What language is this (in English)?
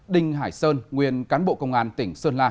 Vietnamese